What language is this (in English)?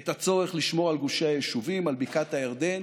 Hebrew